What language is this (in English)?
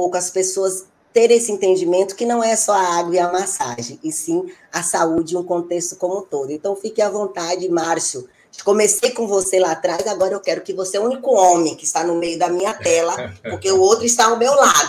Portuguese